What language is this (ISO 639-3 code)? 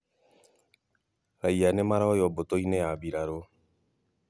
kik